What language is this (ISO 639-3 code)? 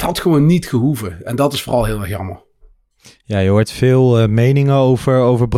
nld